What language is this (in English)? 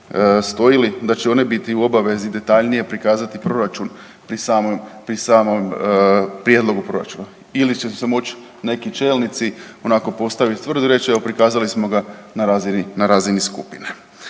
Croatian